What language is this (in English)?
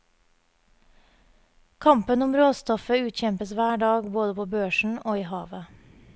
Norwegian